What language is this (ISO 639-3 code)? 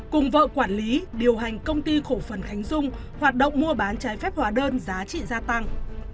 vie